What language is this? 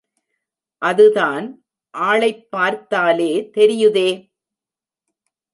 Tamil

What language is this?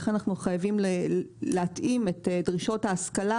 Hebrew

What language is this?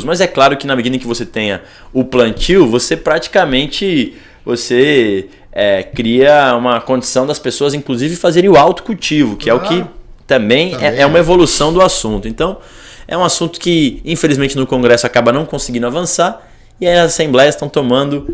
Portuguese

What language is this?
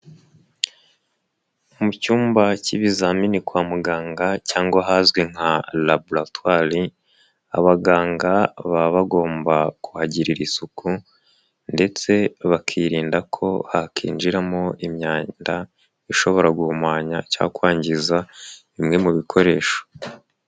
Kinyarwanda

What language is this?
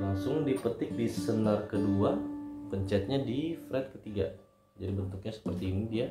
Indonesian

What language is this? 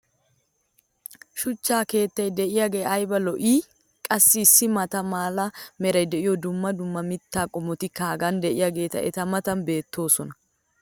Wolaytta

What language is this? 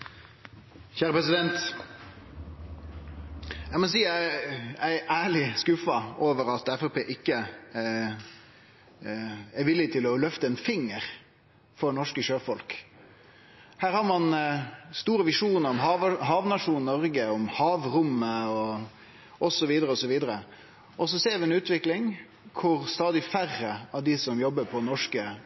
Norwegian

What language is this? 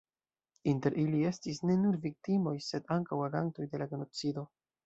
Esperanto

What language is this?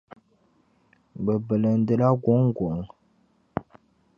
Dagbani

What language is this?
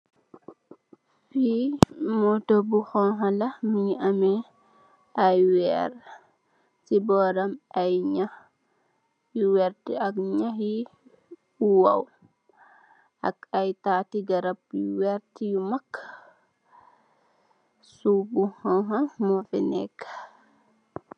Wolof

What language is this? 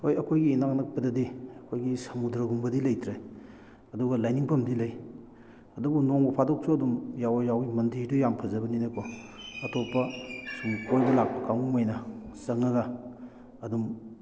Manipuri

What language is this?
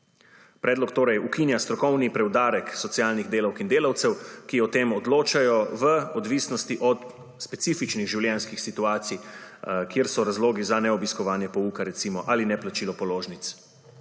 Slovenian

